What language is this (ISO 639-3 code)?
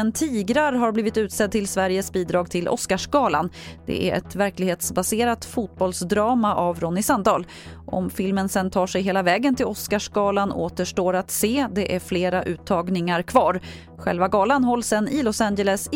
swe